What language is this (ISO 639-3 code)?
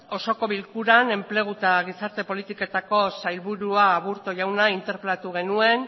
eus